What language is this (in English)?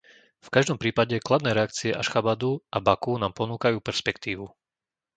Slovak